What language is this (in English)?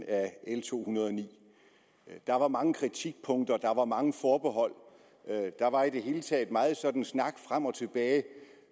Danish